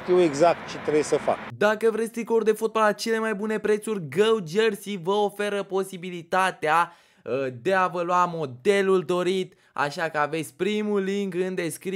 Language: Romanian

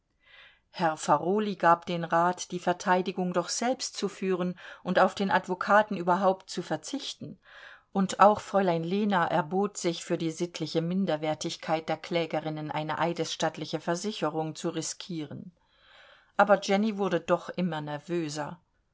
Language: German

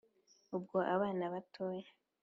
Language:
Kinyarwanda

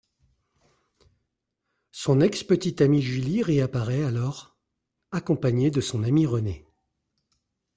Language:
French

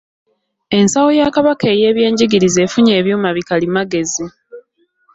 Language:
Ganda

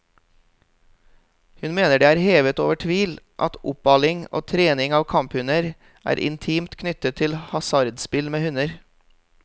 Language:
Norwegian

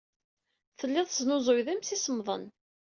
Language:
Kabyle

